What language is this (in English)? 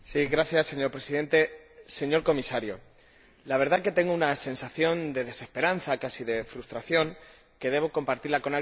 Spanish